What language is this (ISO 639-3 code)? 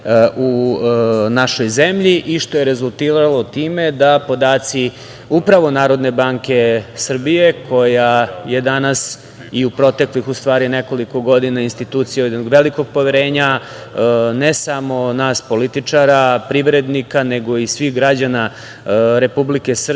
srp